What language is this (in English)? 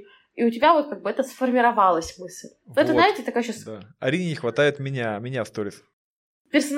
Russian